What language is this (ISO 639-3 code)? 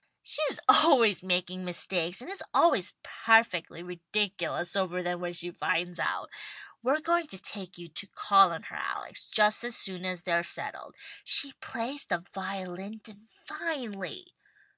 eng